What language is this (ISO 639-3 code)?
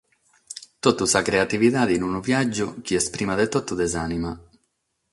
srd